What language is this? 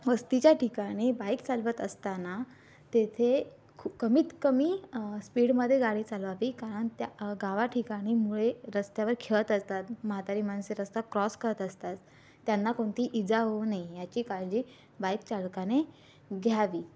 Marathi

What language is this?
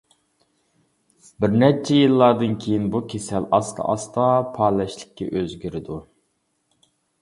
Uyghur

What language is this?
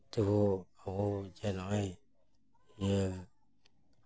Santali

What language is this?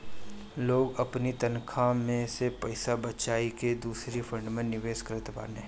Bhojpuri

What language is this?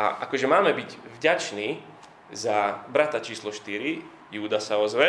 Slovak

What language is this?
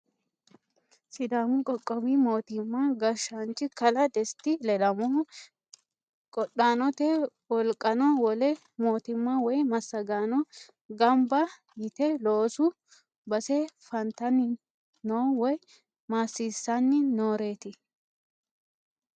Sidamo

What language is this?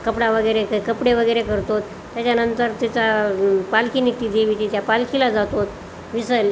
Marathi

